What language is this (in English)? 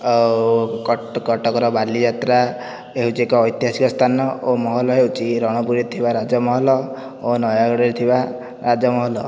Odia